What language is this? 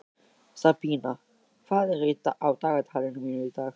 Icelandic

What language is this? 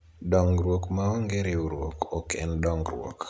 Luo (Kenya and Tanzania)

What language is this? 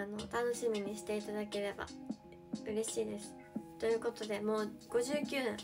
Japanese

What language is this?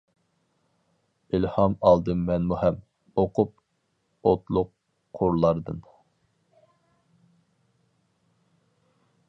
Uyghur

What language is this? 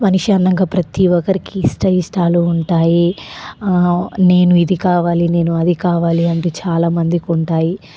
Telugu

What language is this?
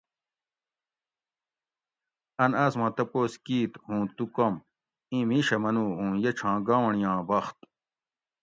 Gawri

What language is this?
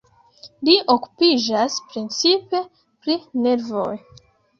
Esperanto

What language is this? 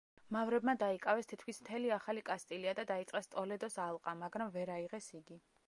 Georgian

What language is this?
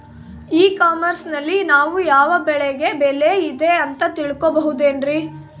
Kannada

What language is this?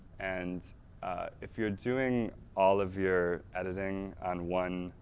English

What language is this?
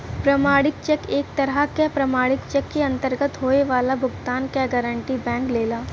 Bhojpuri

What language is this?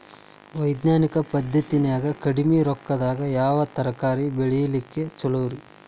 Kannada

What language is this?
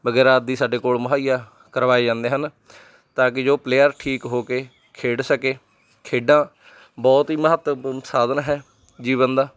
Punjabi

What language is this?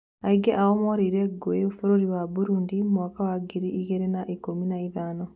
Kikuyu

